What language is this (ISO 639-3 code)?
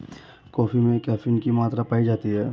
hin